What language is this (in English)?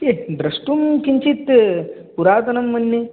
Sanskrit